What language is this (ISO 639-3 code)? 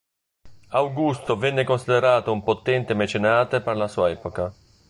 ita